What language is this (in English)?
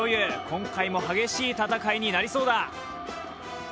Japanese